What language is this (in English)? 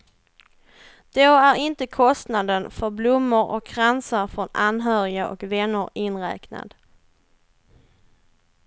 Swedish